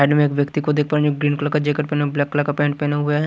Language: Hindi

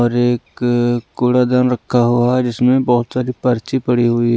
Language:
Hindi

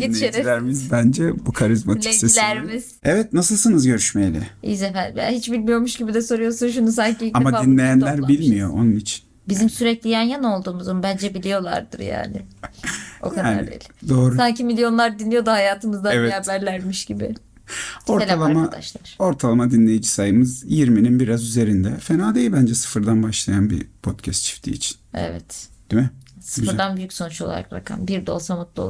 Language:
Turkish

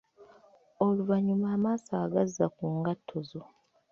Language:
Ganda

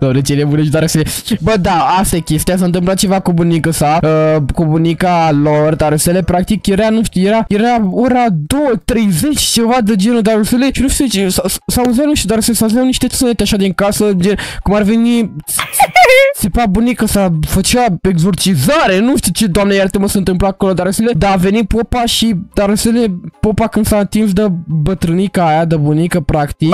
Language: Romanian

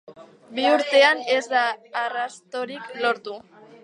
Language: Basque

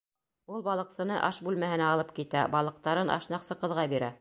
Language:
Bashkir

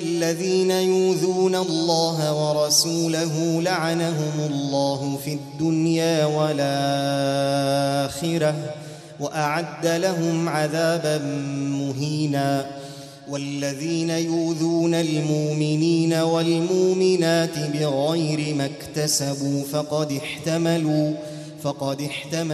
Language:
Arabic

